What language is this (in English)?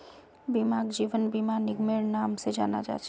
Magahi